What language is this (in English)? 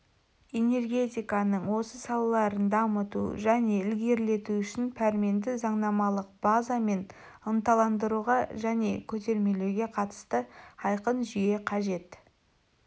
Kazakh